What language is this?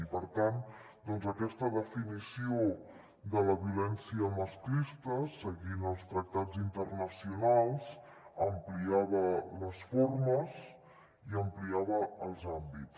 Catalan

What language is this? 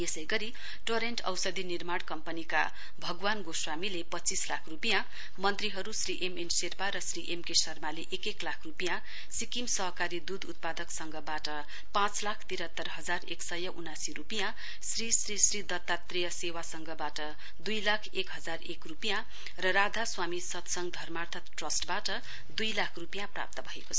Nepali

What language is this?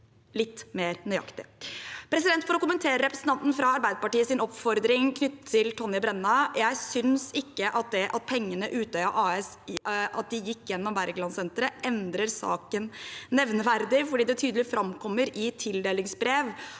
Norwegian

